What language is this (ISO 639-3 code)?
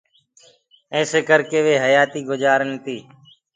ggg